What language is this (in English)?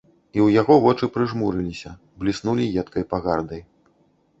Belarusian